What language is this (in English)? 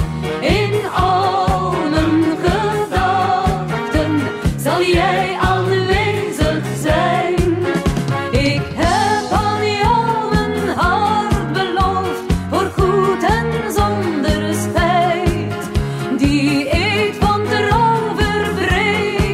Dutch